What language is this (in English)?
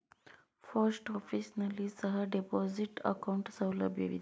Kannada